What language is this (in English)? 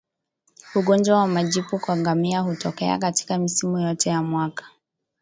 Swahili